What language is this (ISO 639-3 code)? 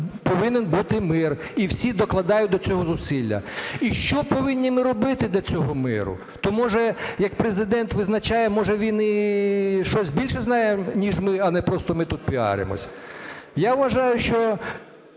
ukr